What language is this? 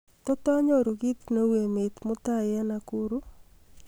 Kalenjin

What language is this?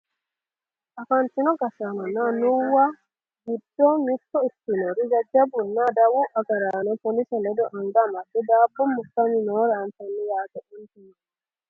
Sidamo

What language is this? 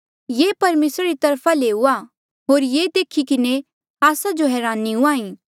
Mandeali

